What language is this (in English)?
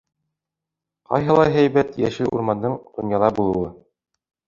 Bashkir